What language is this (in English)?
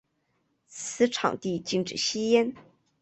Chinese